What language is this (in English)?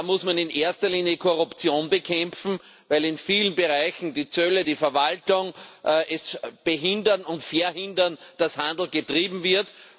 German